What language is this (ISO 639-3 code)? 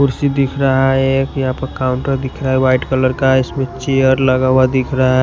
hin